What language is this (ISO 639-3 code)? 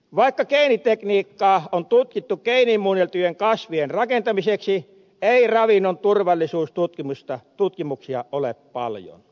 fin